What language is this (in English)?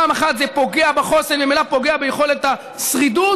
Hebrew